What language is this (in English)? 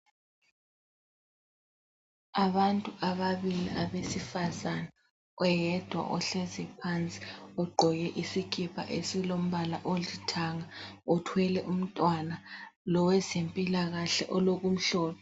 North Ndebele